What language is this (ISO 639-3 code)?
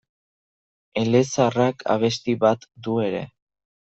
eus